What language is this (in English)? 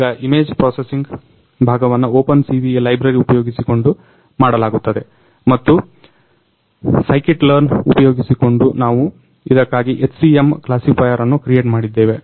Kannada